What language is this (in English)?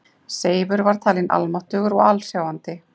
Icelandic